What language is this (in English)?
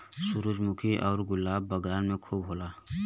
Bhojpuri